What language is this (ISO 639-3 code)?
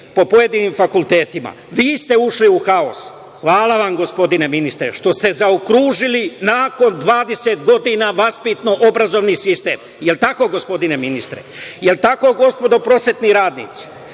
srp